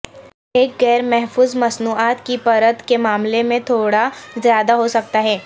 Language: Urdu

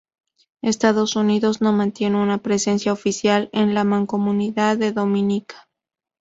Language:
Spanish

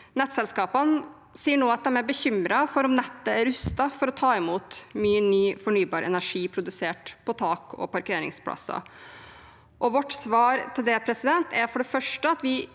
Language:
Norwegian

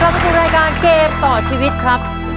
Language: Thai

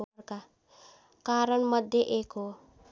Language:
Nepali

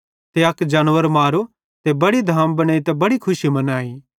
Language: Bhadrawahi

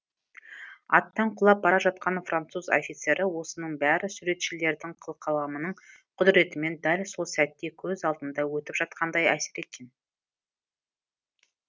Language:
Kazakh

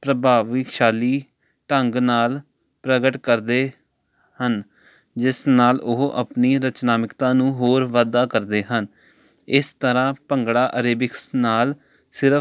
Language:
Punjabi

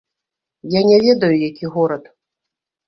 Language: Belarusian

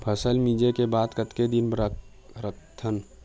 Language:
Chhattisgarhi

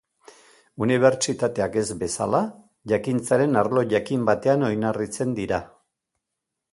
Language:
Basque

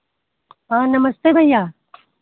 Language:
Hindi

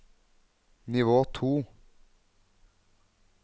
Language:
Norwegian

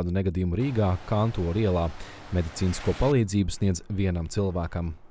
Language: Latvian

